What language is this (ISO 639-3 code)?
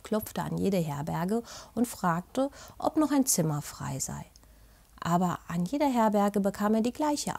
deu